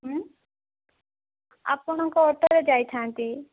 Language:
Odia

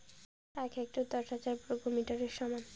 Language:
Bangla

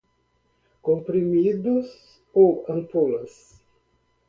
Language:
Portuguese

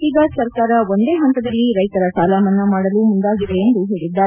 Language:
Kannada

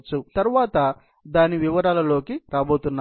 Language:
Telugu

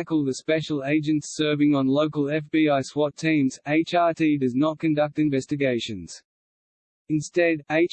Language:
English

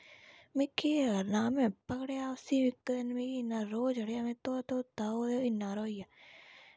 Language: Dogri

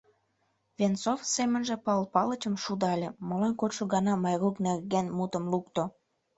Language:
Mari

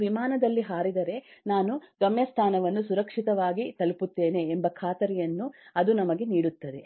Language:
Kannada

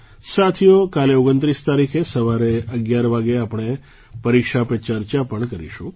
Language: Gujarati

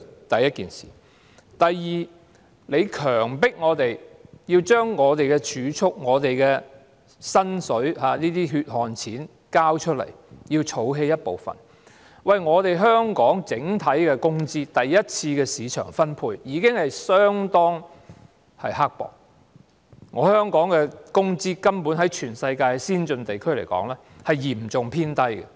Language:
Cantonese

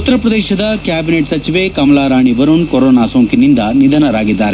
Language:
Kannada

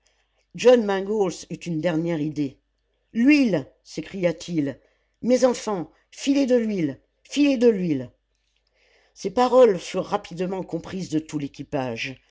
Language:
French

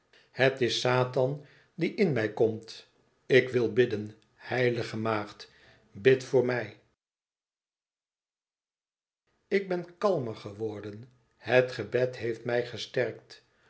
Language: Dutch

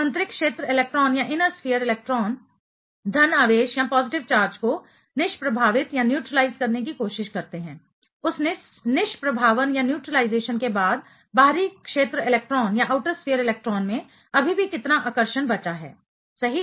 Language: Hindi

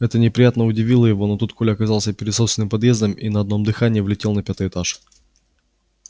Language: Russian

